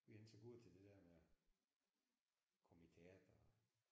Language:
Danish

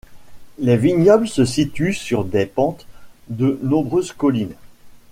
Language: French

